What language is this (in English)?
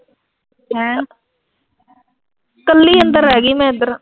Punjabi